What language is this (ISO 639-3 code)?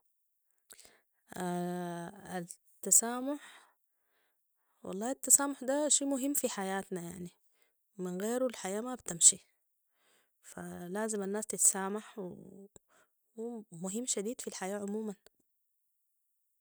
apd